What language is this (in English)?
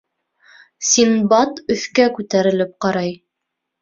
Bashkir